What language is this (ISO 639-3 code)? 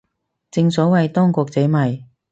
yue